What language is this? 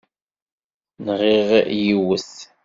Kabyle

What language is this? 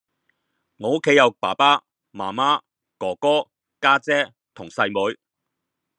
Cantonese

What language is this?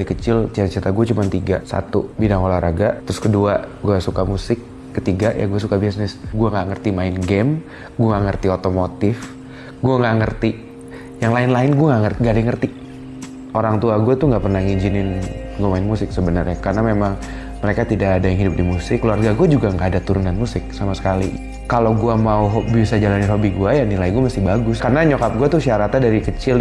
Indonesian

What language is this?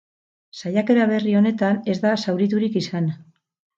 Basque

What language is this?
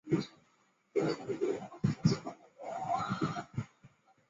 Chinese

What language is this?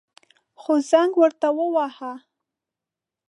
Pashto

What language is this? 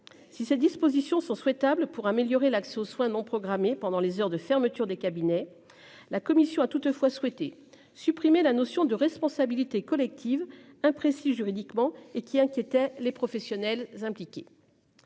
French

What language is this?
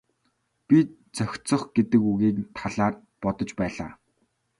Mongolian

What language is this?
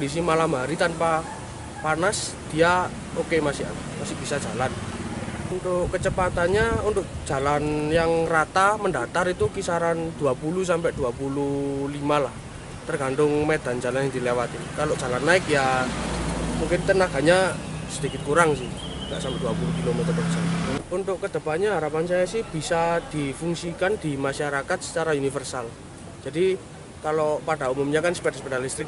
Indonesian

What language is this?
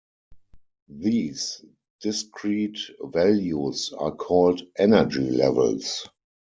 English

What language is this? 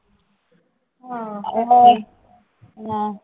Punjabi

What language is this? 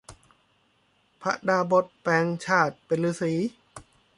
Thai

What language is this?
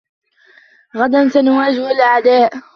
Arabic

